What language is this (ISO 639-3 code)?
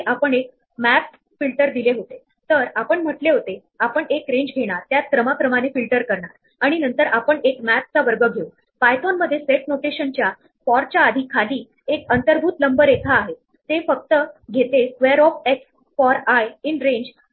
mar